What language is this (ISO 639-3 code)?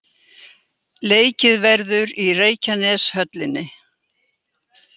isl